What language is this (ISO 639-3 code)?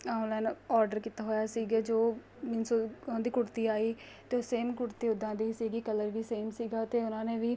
pan